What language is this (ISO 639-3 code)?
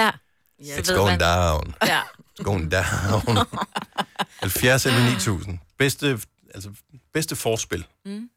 dan